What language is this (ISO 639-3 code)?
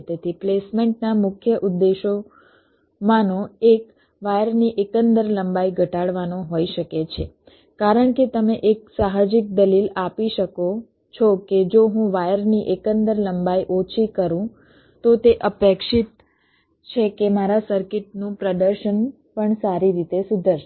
guj